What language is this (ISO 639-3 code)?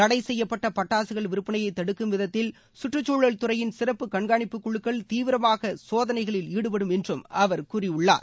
tam